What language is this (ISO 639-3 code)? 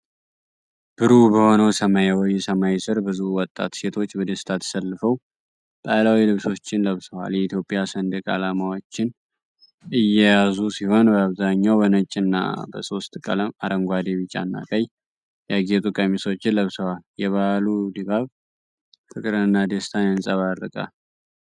amh